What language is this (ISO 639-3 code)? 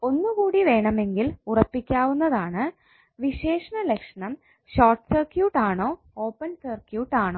mal